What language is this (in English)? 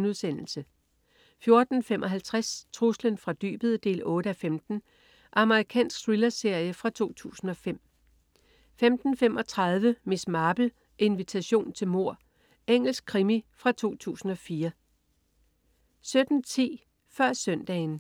Danish